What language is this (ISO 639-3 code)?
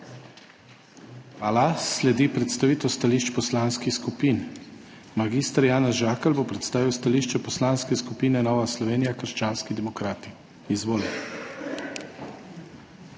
slv